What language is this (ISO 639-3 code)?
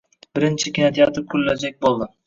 uzb